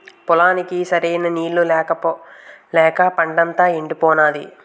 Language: Telugu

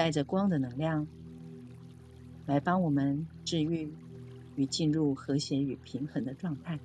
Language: Chinese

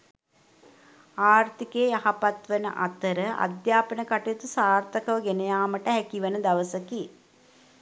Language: Sinhala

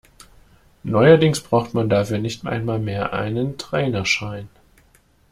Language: German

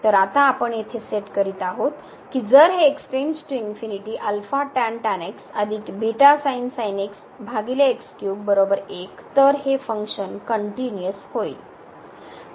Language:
Marathi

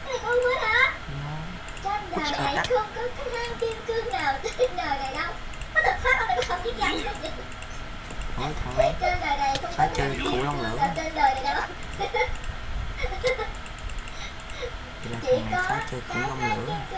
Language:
Vietnamese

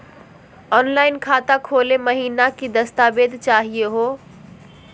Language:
Magahi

